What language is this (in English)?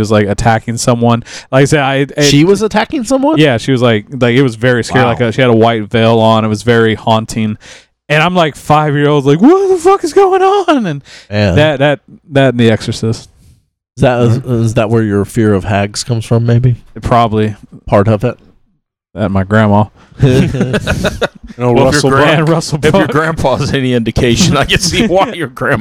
English